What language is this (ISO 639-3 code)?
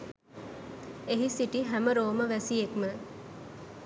sin